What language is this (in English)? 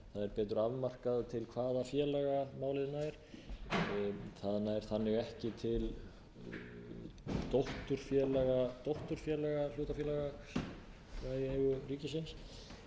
Icelandic